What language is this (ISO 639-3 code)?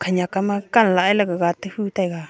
nnp